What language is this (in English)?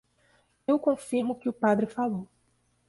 Portuguese